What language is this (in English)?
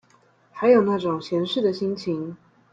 Chinese